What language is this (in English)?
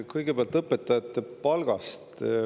Estonian